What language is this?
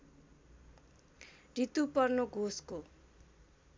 Nepali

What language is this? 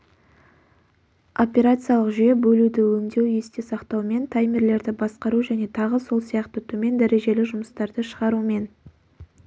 Kazakh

